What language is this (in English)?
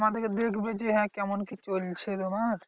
Bangla